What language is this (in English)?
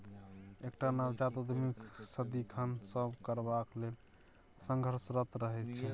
Maithili